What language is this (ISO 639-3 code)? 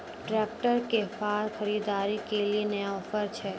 mai